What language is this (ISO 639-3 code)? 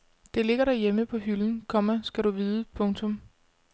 dan